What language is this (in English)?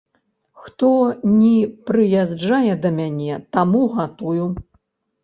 Belarusian